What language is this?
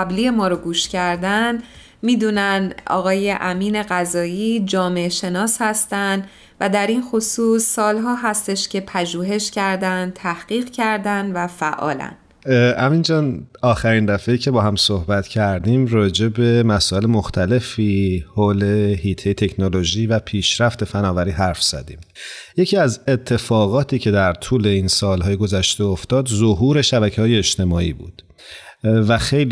Persian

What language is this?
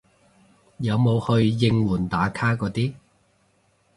Cantonese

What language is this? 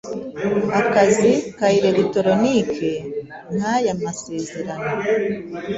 Kinyarwanda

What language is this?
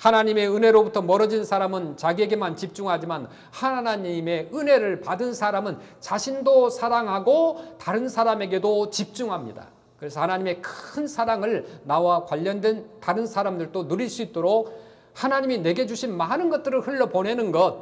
Korean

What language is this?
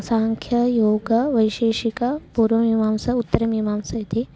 Sanskrit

